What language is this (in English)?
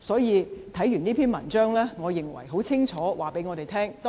Cantonese